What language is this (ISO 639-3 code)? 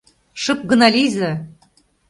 chm